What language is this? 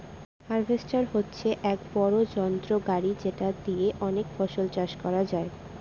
Bangla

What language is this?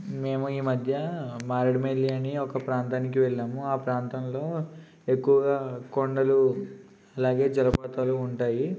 Telugu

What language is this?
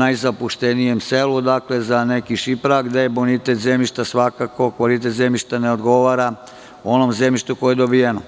Serbian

